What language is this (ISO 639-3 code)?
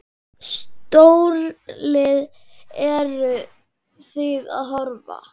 isl